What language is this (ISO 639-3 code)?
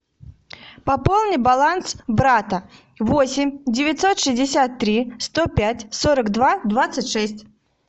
rus